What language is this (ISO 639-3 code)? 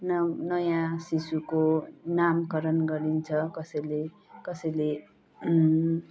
nep